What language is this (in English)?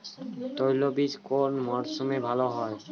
Bangla